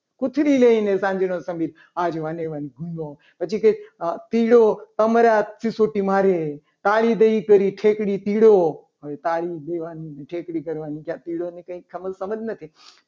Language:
Gujarati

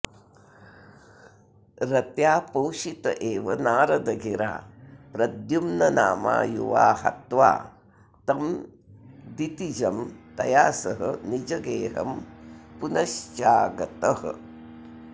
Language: Sanskrit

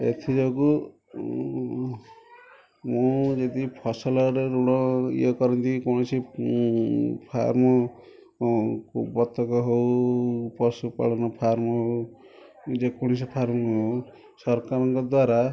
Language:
Odia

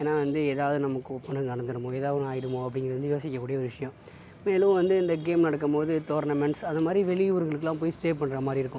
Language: Tamil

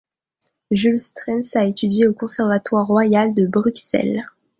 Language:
French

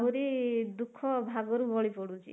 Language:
Odia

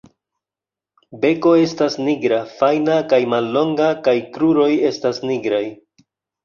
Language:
Esperanto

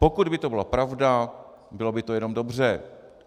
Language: Czech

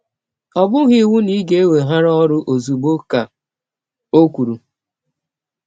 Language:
Igbo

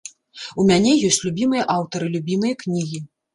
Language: Belarusian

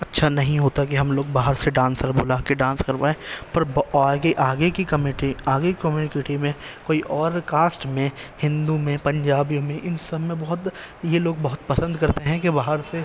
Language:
Urdu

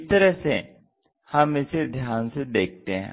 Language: Hindi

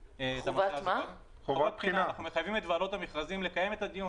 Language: Hebrew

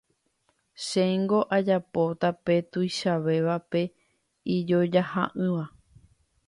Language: Guarani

